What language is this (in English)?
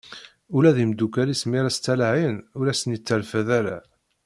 Kabyle